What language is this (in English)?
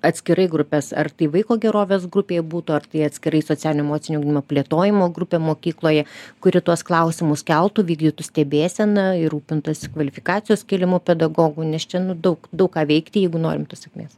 Lithuanian